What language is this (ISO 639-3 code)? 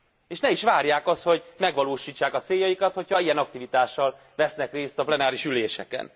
hun